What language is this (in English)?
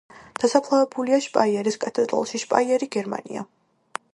Georgian